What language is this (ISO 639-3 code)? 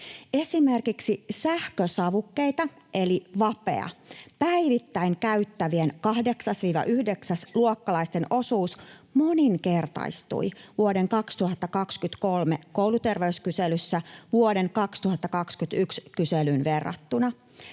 fin